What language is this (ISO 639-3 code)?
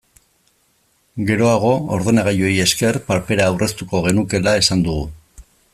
eus